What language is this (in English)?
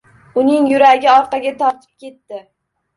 Uzbek